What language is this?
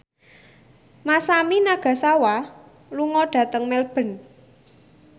Javanese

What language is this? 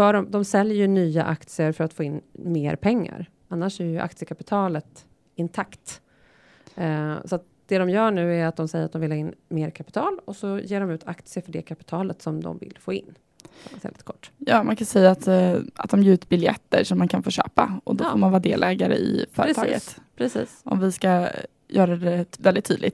Swedish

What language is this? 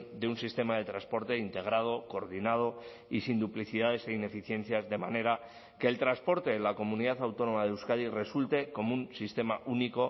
Spanish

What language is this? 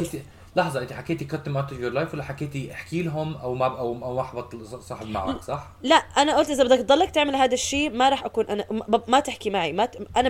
Arabic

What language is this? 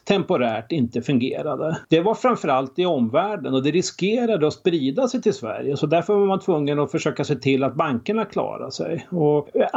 Swedish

